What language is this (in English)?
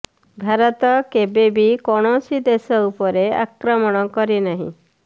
Odia